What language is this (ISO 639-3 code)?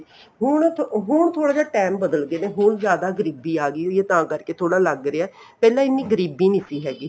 pan